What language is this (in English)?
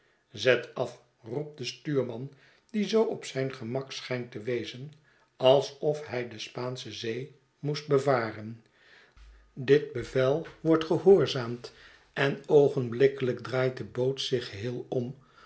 Dutch